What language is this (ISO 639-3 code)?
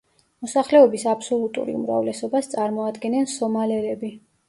kat